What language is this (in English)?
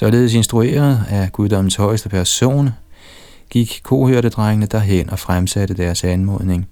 Danish